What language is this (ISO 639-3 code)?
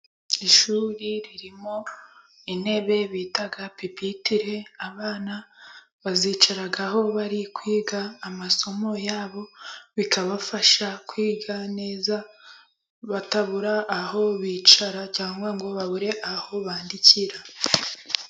kin